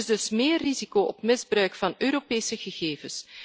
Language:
Dutch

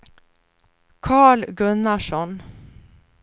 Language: Swedish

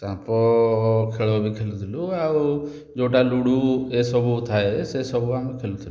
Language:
Odia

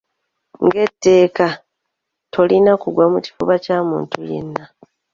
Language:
Ganda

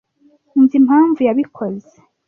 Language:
Kinyarwanda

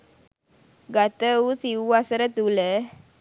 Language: Sinhala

